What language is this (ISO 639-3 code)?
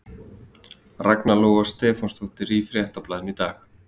isl